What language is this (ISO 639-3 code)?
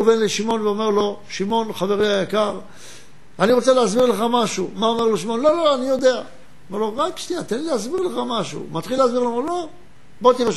heb